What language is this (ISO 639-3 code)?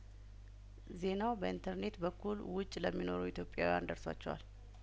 amh